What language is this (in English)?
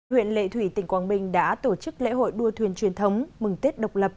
Vietnamese